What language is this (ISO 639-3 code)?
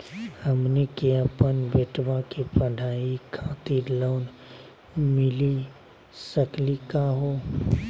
mag